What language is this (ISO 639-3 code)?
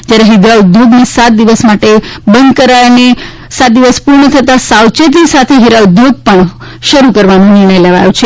guj